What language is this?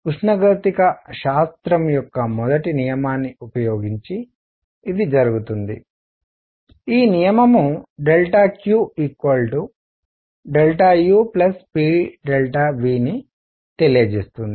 Telugu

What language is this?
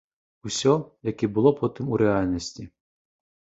Belarusian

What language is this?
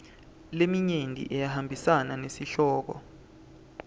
Swati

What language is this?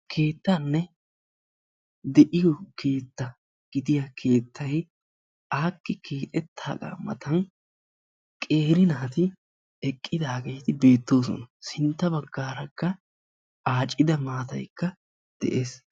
Wolaytta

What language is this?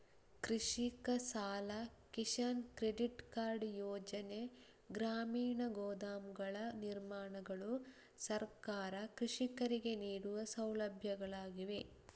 Kannada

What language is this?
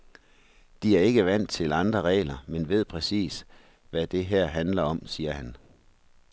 Danish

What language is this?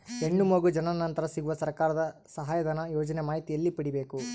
Kannada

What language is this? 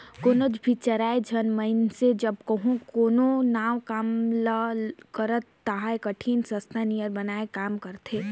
Chhattisgarhi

